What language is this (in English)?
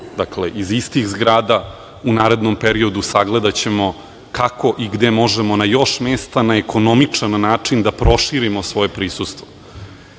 Serbian